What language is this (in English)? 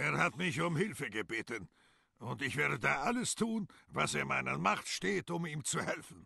German